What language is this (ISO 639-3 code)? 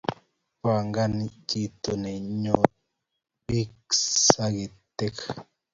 kln